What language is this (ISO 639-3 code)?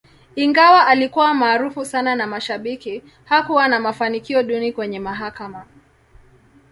swa